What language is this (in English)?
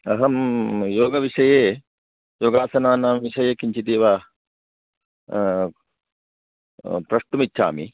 Sanskrit